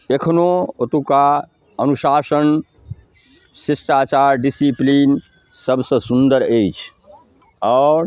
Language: Maithili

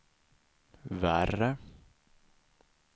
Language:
Swedish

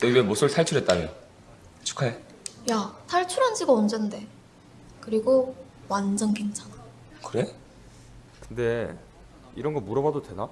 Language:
Korean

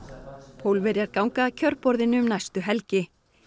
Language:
Icelandic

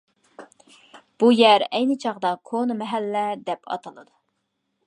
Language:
Uyghur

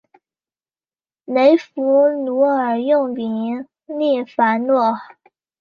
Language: Chinese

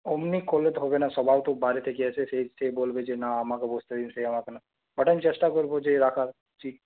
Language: Bangla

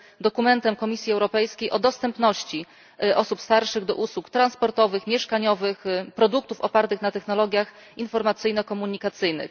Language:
Polish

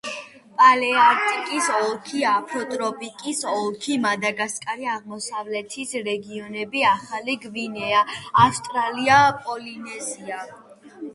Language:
Georgian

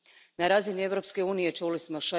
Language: Croatian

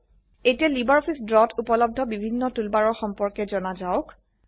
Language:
Assamese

